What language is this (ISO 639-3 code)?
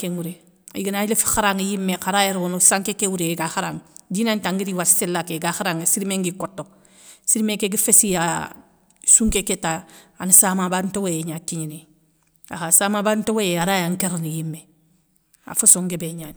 snk